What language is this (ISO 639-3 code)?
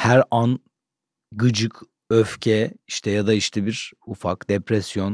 tur